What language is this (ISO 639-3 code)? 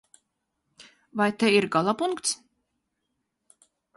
lav